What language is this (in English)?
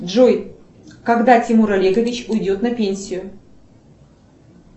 Russian